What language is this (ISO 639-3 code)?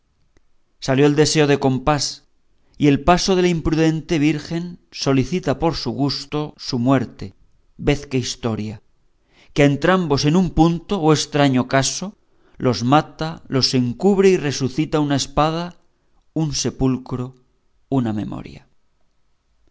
spa